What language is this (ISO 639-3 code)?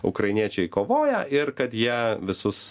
lit